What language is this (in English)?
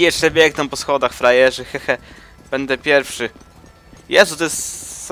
Polish